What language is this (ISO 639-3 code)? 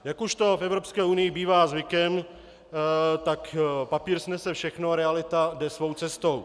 ces